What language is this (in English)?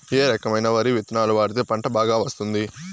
Telugu